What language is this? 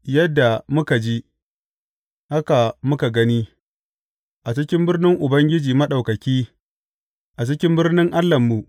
Hausa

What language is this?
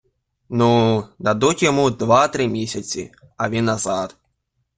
Ukrainian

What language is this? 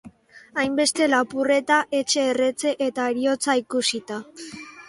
Basque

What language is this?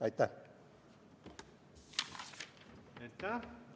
Estonian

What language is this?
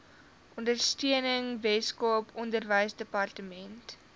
Afrikaans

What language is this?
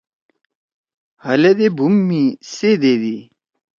Torwali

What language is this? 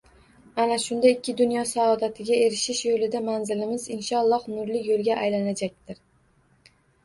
Uzbek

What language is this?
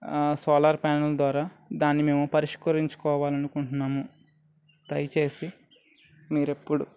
Telugu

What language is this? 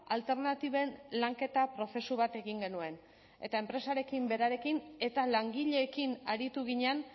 Basque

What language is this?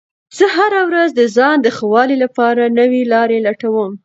Pashto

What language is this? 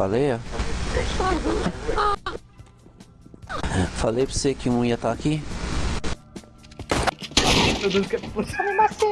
Portuguese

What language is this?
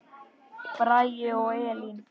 Icelandic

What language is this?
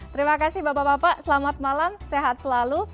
Indonesian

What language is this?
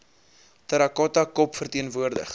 Afrikaans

